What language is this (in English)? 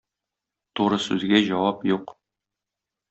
Tatar